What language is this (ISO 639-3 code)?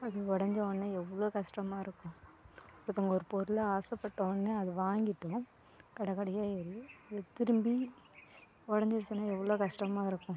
tam